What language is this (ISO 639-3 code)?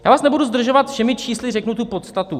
ces